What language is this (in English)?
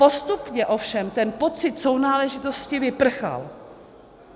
Czech